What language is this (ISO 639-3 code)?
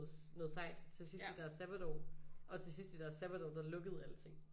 dan